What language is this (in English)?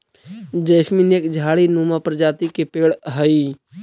Magahi